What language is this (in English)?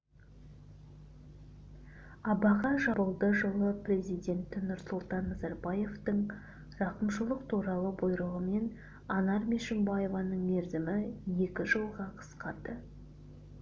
Kazakh